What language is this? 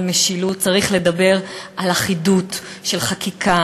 Hebrew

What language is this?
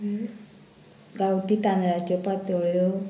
Konkani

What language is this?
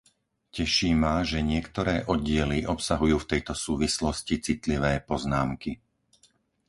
Slovak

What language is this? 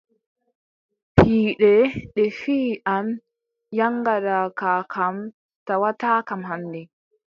Adamawa Fulfulde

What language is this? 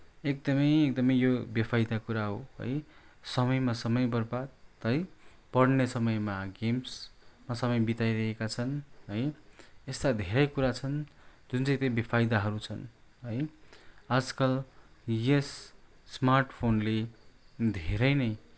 Nepali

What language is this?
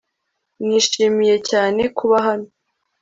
Kinyarwanda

